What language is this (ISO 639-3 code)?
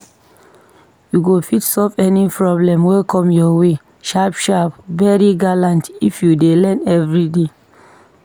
pcm